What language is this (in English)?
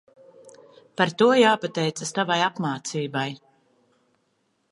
Latvian